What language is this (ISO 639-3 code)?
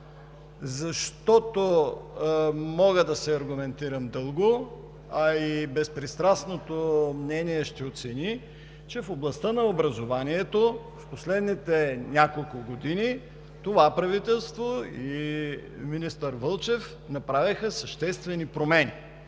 bul